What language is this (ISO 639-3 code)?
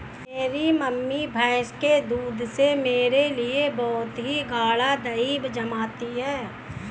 hin